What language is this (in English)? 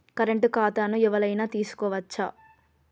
Telugu